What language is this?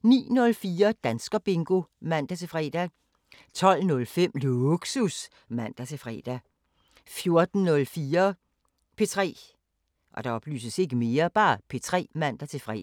Danish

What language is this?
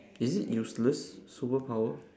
English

